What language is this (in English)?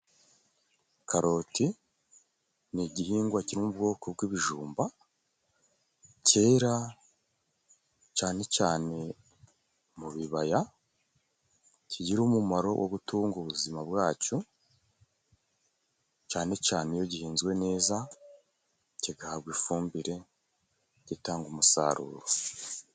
Kinyarwanda